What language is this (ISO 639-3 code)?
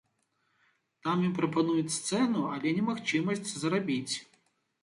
bel